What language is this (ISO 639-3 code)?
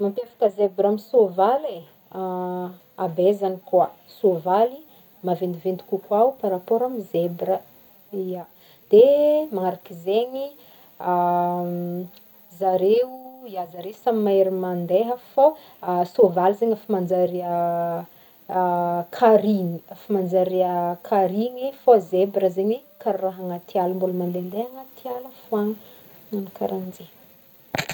bmm